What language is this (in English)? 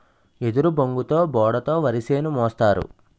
Telugu